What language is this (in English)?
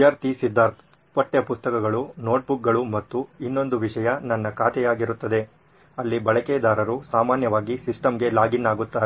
Kannada